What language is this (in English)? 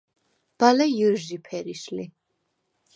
Svan